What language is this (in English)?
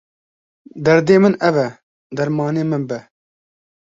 Kurdish